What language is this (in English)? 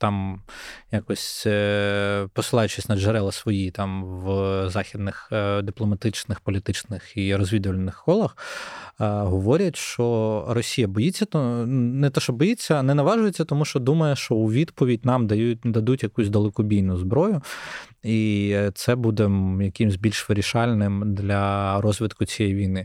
Ukrainian